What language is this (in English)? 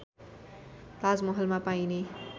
Nepali